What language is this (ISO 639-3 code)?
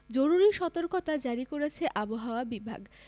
ben